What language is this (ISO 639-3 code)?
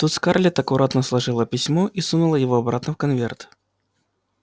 rus